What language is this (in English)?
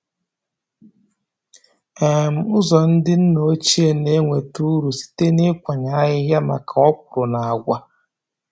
Igbo